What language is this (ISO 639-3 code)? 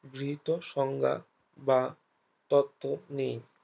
ben